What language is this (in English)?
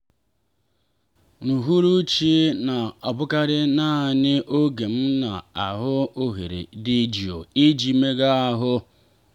Igbo